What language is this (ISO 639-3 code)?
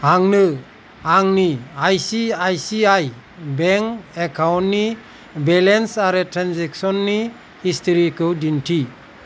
brx